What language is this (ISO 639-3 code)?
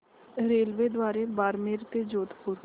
mar